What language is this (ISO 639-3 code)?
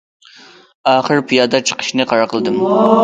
uig